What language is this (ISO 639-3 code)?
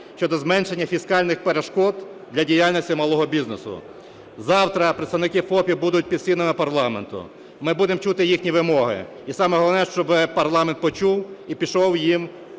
ukr